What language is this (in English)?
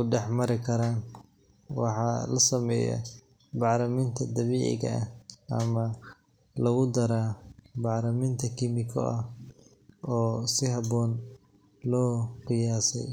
Somali